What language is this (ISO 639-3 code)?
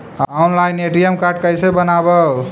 mag